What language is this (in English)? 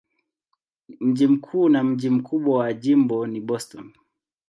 Swahili